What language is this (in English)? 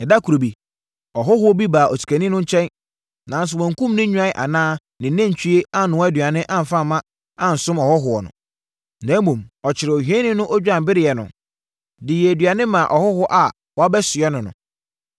Akan